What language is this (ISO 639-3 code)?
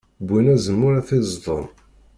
kab